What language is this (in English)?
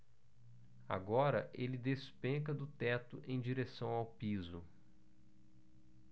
Portuguese